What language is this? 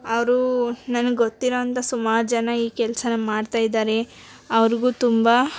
Kannada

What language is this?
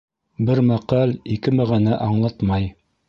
Bashkir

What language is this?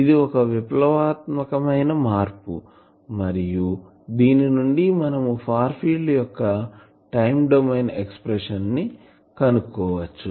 Telugu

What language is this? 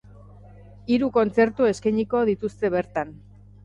Basque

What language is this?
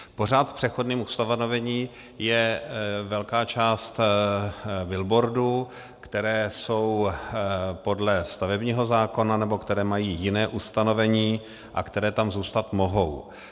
Czech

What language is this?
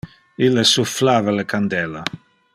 Interlingua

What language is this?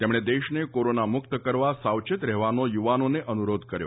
Gujarati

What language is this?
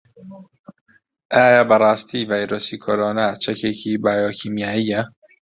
Central Kurdish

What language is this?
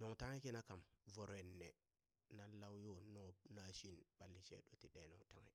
Burak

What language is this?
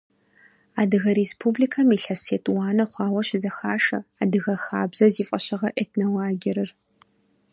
Kabardian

